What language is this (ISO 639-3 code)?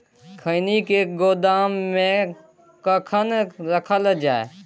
mai